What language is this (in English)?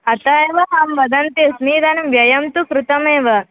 Sanskrit